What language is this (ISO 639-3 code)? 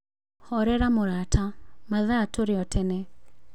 kik